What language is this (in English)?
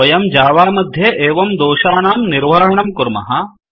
Sanskrit